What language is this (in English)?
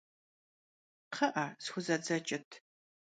Kabardian